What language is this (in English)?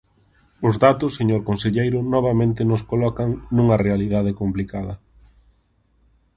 Galician